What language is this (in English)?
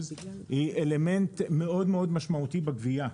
Hebrew